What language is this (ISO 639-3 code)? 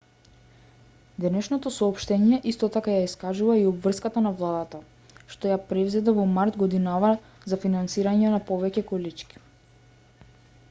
mkd